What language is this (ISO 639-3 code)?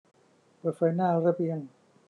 tha